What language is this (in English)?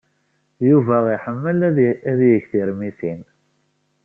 Kabyle